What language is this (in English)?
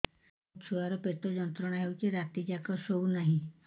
Odia